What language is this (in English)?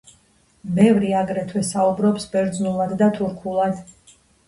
Georgian